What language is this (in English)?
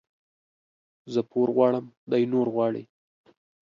Pashto